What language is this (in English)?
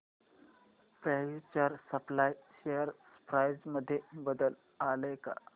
Marathi